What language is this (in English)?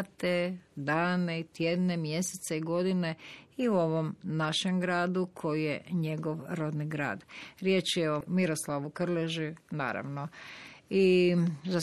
Croatian